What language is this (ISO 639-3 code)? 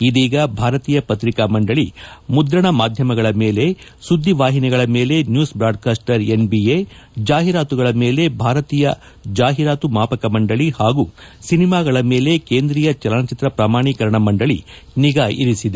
kan